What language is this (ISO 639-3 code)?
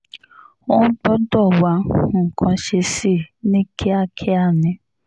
yor